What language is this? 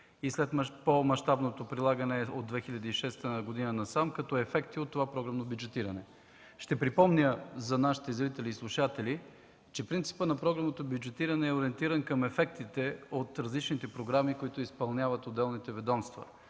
Bulgarian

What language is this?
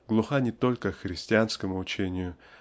Russian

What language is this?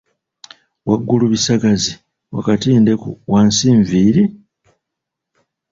Ganda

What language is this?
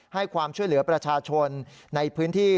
Thai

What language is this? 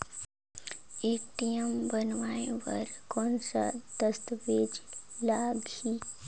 Chhattisgarhi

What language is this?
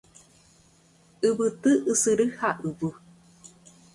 Guarani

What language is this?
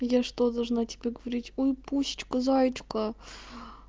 Russian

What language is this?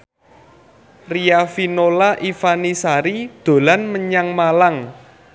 Javanese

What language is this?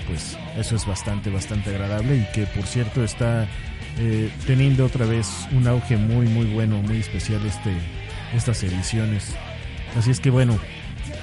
Spanish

